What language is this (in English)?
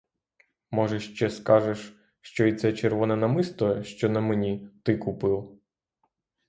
Ukrainian